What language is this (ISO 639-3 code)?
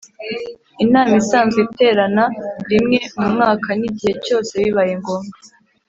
kin